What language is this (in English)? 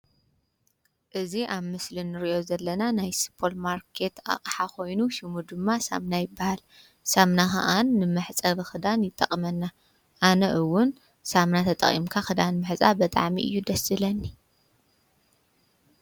Tigrinya